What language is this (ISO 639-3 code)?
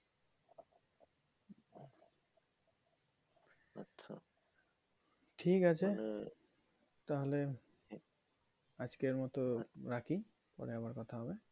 ben